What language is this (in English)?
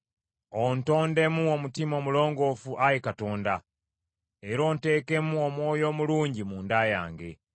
Ganda